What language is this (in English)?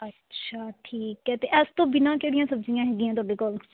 Punjabi